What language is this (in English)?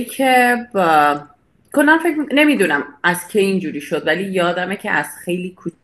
Persian